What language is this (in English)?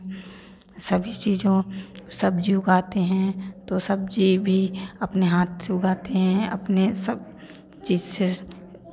Hindi